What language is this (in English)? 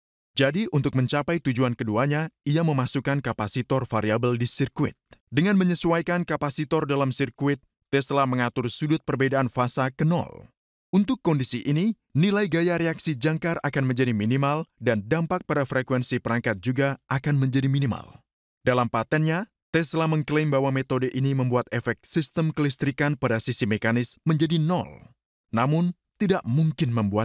Indonesian